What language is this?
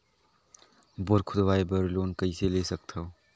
Chhattisgarhi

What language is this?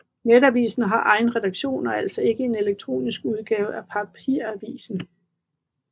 Danish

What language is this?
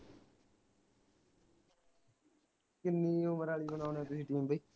Punjabi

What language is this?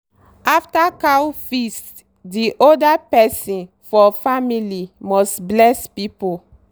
Nigerian Pidgin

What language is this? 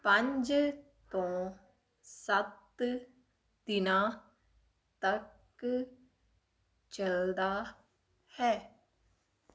Punjabi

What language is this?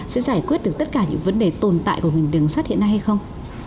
Vietnamese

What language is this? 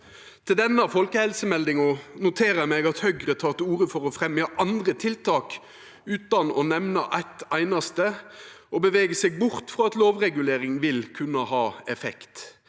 Norwegian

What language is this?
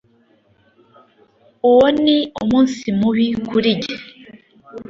Kinyarwanda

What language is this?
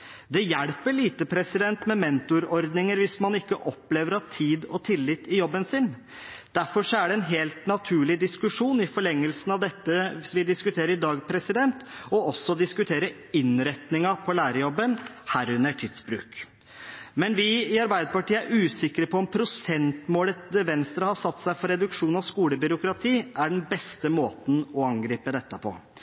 Norwegian Bokmål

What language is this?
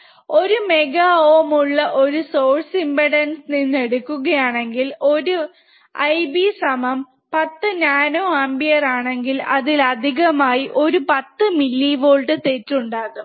Malayalam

